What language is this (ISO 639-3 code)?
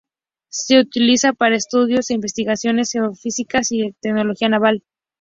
spa